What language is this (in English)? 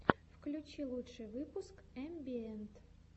Russian